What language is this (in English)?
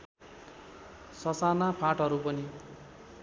Nepali